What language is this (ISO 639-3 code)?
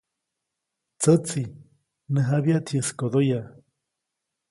zoc